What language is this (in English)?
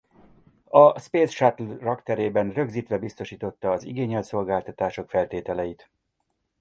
Hungarian